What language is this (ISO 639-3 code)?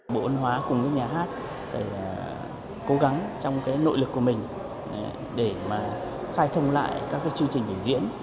vie